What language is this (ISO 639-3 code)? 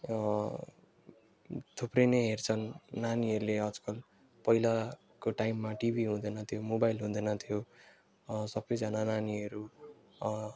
nep